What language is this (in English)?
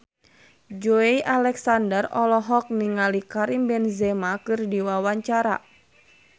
Sundanese